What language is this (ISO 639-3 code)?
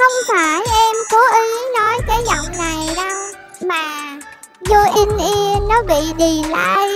vie